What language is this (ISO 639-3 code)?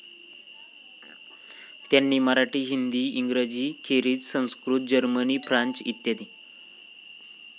mar